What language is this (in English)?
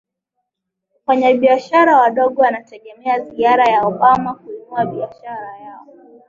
Swahili